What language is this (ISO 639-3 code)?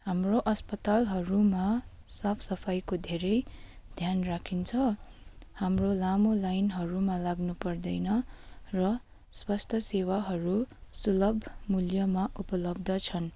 nep